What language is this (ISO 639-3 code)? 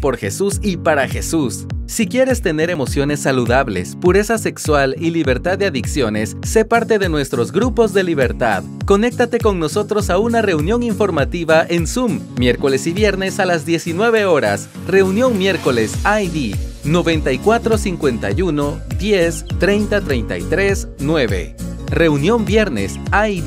spa